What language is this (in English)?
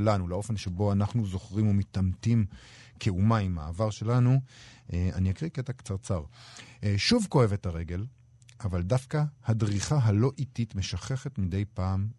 Hebrew